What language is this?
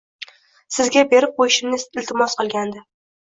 Uzbek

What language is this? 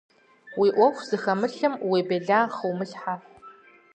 Kabardian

